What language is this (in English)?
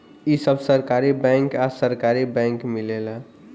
Bhojpuri